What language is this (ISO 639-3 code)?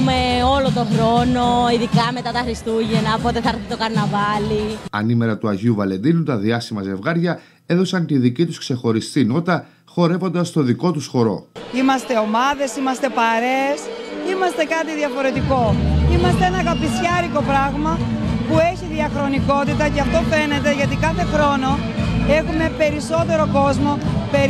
ell